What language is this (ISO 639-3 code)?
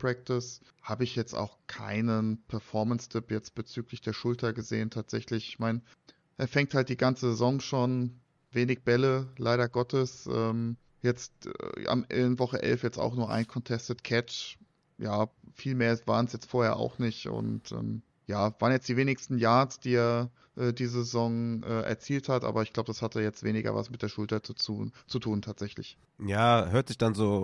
deu